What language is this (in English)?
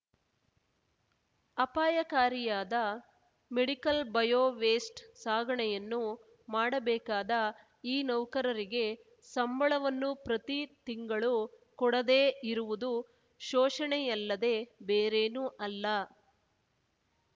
Kannada